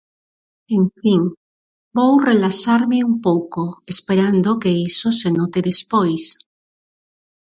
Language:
Galician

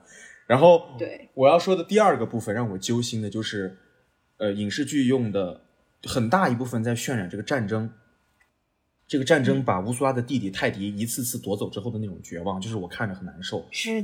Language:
Chinese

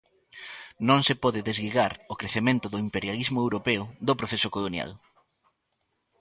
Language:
Galician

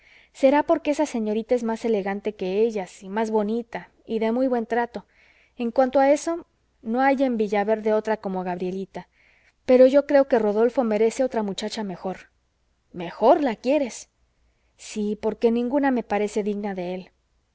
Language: Spanish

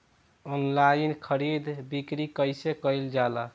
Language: Bhojpuri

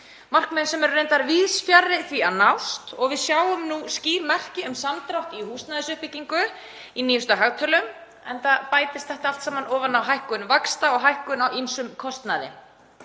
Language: Icelandic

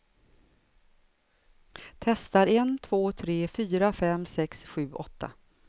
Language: Swedish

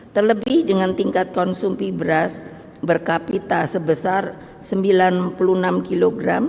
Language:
Indonesian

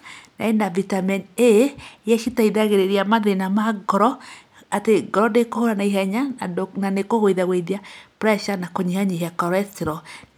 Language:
Kikuyu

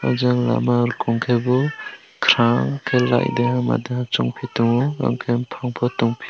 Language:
Kok Borok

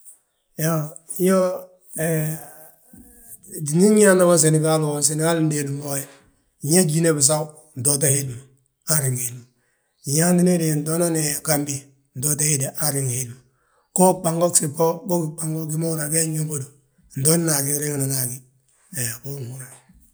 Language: Balanta-Ganja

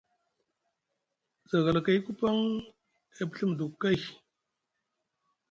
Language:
Musgu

